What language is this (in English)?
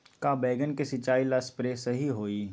Magahi